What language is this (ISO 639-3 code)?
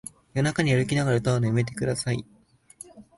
jpn